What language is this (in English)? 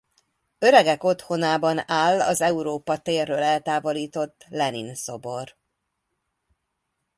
Hungarian